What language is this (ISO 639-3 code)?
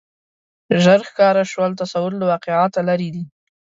pus